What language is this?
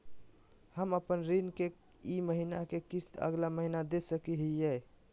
Magahi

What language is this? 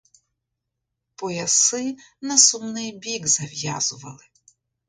Ukrainian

